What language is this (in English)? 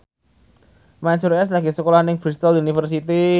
Javanese